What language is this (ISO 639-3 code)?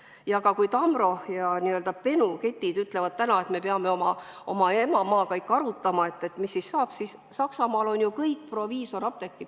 est